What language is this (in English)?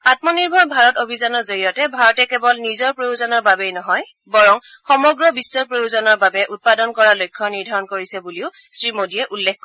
Assamese